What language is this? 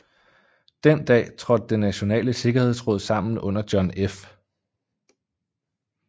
Danish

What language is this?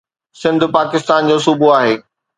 Sindhi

